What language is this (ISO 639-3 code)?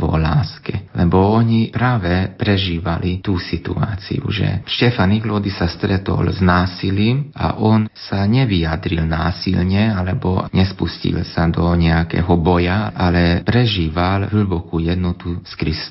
slk